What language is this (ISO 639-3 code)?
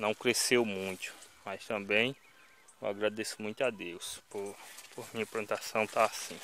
por